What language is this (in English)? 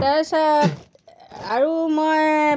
Assamese